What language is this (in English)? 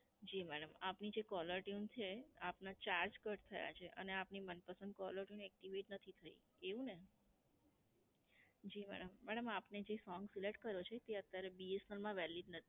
Gujarati